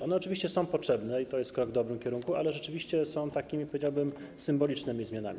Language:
Polish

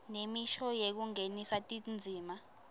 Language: Swati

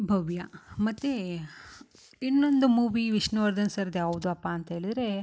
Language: Kannada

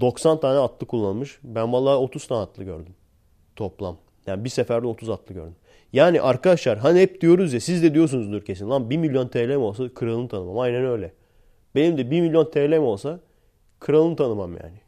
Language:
Turkish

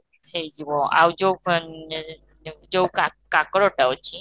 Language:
Odia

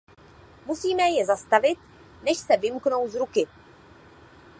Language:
Czech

